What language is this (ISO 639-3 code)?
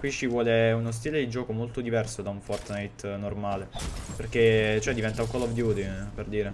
ita